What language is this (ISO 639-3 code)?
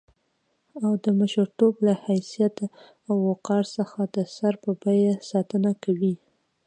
pus